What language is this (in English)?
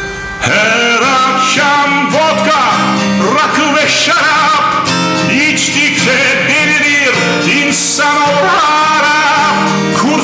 Romanian